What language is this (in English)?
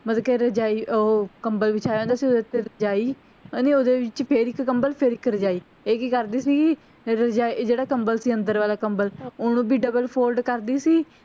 Punjabi